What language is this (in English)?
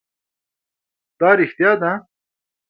Pashto